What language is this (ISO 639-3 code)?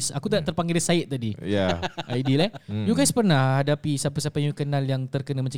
msa